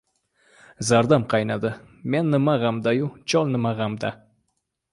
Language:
Uzbek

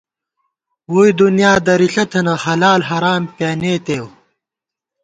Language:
Gawar-Bati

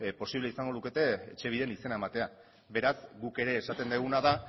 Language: Basque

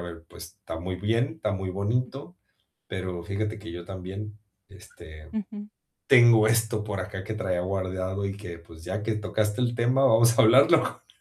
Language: Spanish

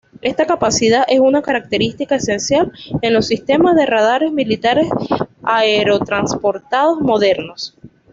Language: Spanish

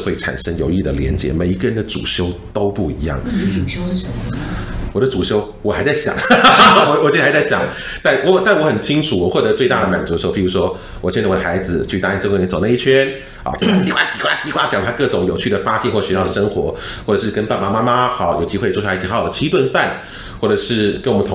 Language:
Chinese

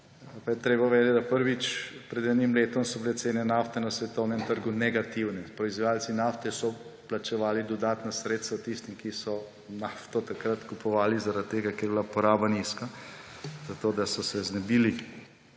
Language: Slovenian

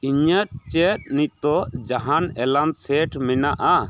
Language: Santali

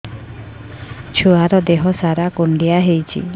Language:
Odia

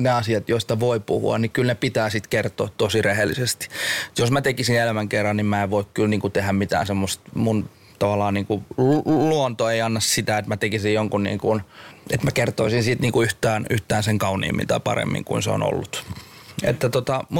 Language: Finnish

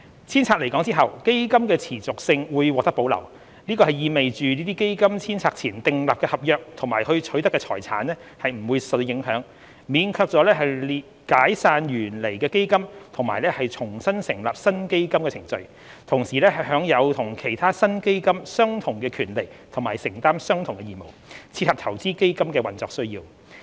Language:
Cantonese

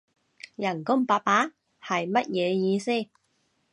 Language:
Cantonese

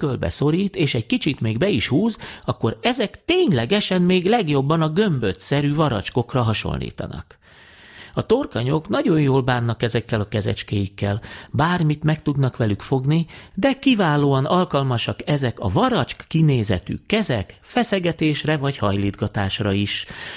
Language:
Hungarian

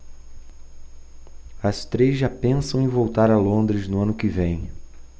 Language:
Portuguese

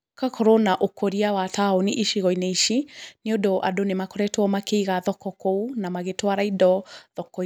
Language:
Kikuyu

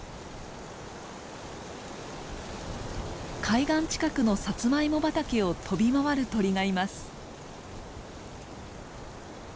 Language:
Japanese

